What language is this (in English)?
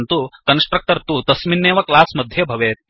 Sanskrit